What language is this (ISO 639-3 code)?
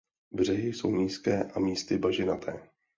ces